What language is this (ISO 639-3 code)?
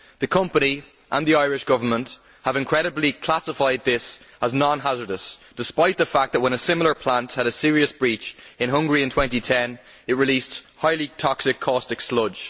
eng